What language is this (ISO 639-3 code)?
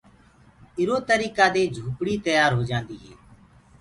ggg